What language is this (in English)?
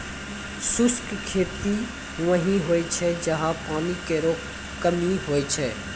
Maithili